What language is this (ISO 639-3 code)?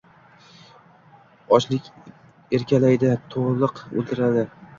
uzb